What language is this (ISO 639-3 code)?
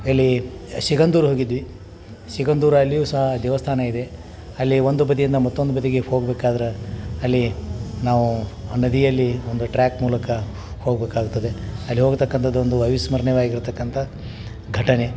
kan